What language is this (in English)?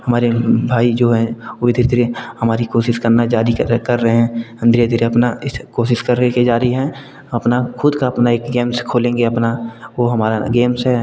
Hindi